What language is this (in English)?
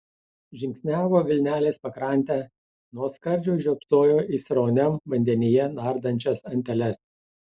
Lithuanian